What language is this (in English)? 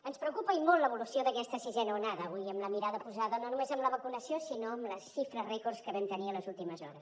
Catalan